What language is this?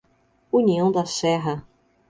Portuguese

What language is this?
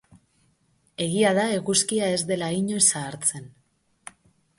Basque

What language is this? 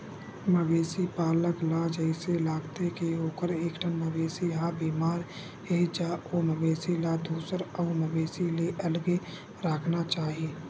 Chhattisgarhi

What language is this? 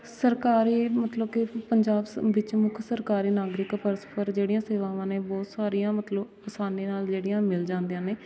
Punjabi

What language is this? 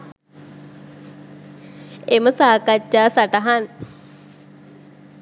Sinhala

